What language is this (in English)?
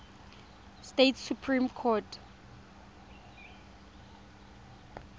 Tswana